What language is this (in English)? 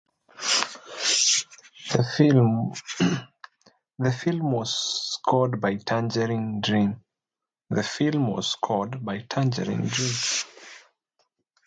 English